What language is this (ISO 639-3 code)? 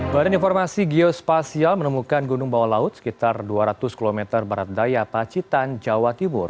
ind